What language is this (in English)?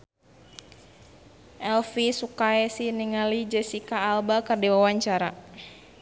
Sundanese